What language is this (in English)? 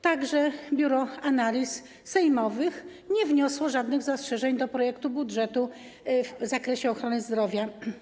Polish